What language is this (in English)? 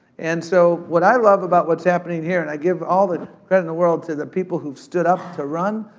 English